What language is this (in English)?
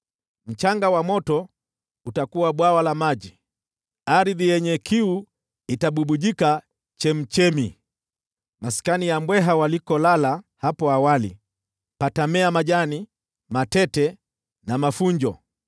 Swahili